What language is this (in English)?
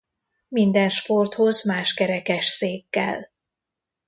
Hungarian